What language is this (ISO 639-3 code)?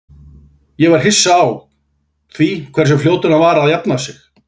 isl